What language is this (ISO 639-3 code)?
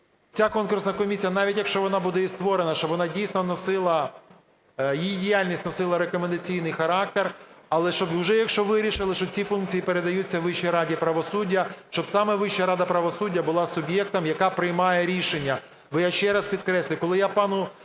ukr